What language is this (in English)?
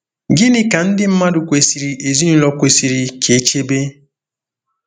Igbo